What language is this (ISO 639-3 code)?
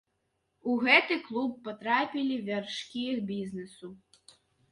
bel